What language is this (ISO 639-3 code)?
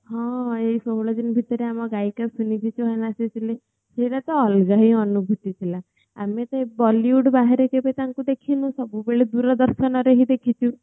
ori